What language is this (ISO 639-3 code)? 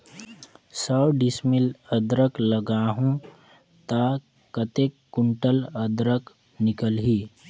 hne